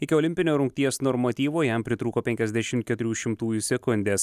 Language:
Lithuanian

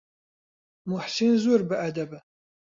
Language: Central Kurdish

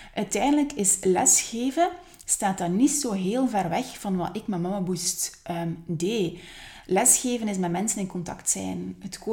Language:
Dutch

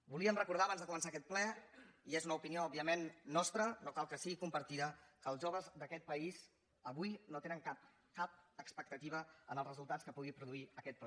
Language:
Catalan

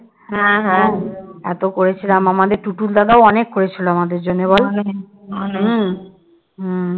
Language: Bangla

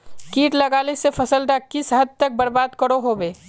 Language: Magahi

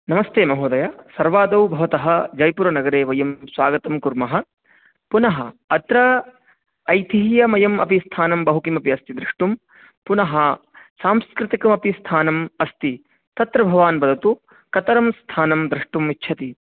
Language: Sanskrit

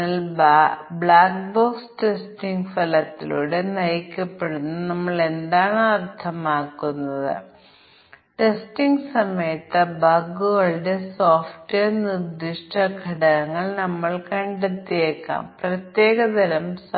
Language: Malayalam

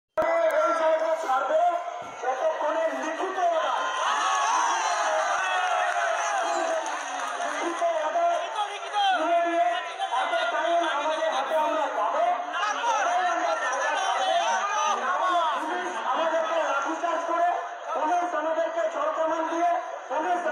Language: Korean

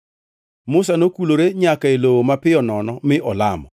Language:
Luo (Kenya and Tanzania)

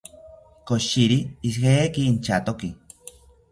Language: South Ucayali Ashéninka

